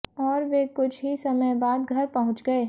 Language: Hindi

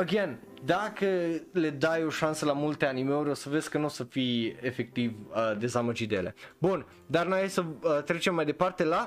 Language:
Romanian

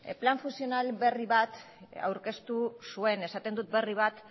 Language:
Basque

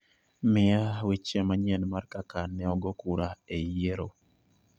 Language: Luo (Kenya and Tanzania)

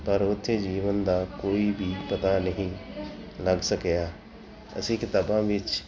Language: Punjabi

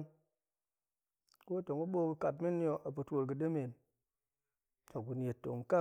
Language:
Goemai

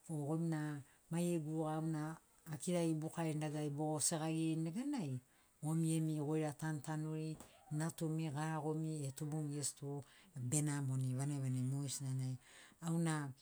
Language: Sinaugoro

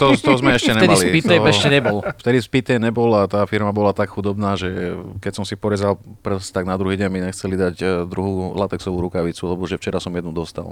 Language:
Slovak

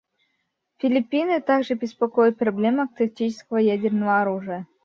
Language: Russian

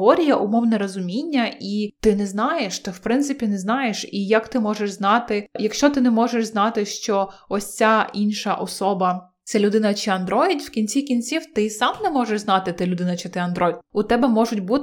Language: Ukrainian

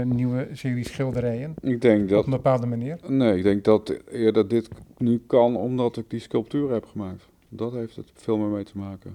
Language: Dutch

